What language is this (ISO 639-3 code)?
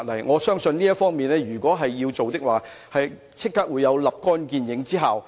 yue